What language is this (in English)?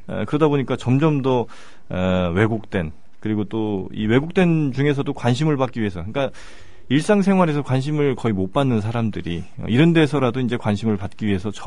Korean